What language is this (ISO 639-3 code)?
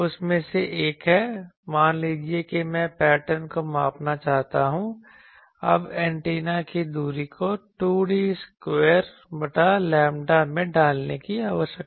hin